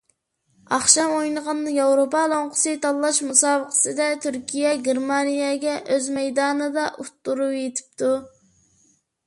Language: Uyghur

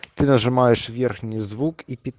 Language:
Russian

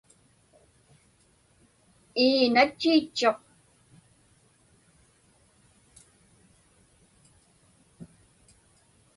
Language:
Inupiaq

